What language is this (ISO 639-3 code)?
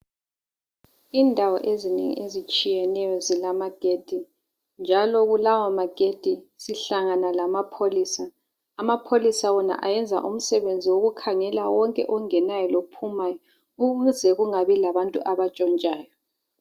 nde